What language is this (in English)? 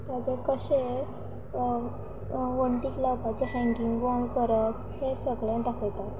Konkani